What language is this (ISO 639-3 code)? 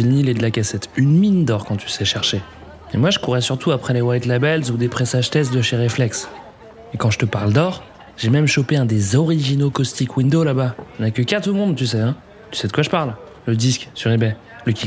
fra